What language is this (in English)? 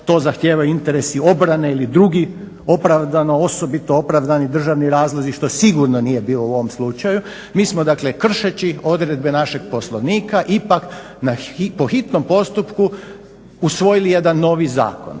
Croatian